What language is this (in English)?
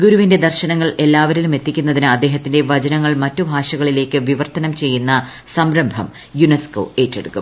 Malayalam